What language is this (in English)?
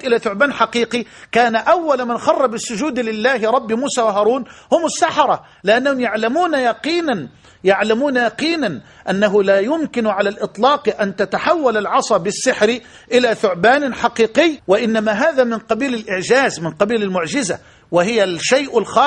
Arabic